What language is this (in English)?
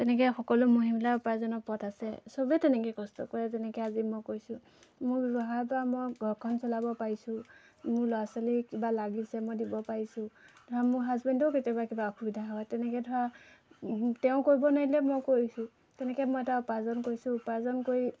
Assamese